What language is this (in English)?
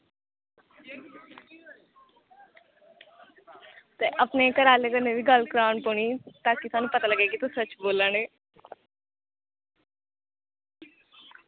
Dogri